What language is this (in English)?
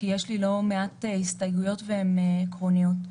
Hebrew